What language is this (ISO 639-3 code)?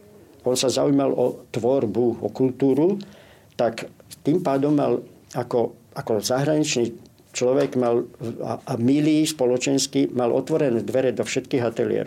slk